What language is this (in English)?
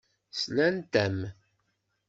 Kabyle